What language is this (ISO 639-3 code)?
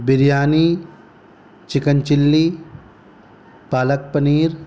urd